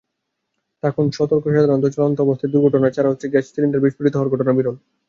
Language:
Bangla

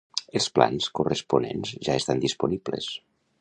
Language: Catalan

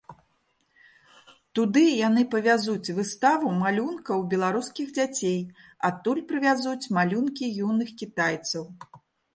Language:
Belarusian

